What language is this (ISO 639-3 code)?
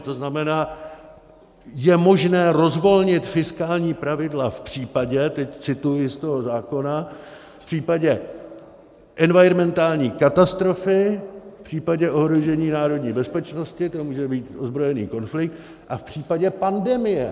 ces